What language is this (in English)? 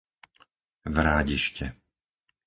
Slovak